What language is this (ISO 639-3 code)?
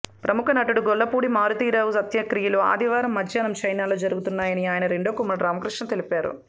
tel